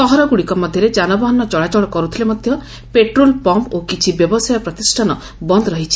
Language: Odia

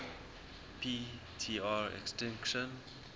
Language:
English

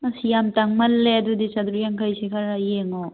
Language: Manipuri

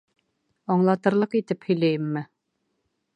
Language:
Bashkir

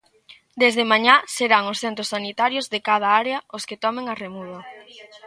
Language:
Galician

